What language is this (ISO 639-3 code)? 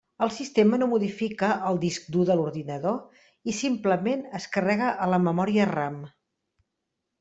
cat